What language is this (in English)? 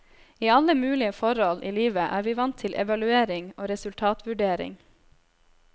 Norwegian